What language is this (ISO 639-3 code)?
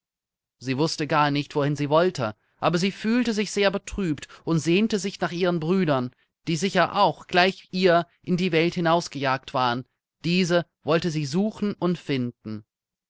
deu